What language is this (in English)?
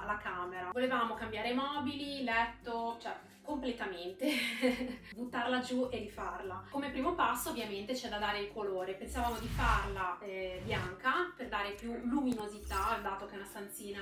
Italian